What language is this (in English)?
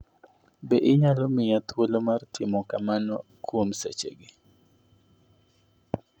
Luo (Kenya and Tanzania)